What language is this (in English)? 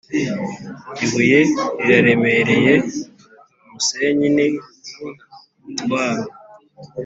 Kinyarwanda